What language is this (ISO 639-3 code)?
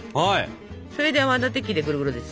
jpn